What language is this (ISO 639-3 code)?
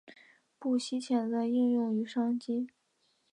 zho